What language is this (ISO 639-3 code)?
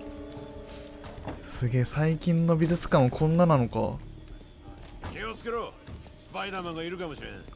jpn